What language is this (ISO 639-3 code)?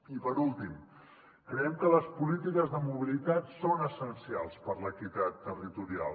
cat